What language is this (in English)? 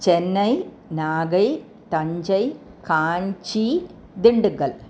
Sanskrit